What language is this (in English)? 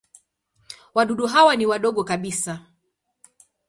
Swahili